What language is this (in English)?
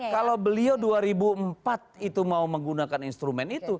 Indonesian